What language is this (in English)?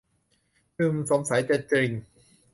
Thai